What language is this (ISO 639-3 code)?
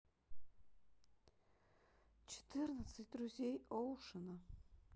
rus